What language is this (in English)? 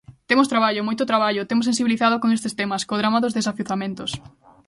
Galician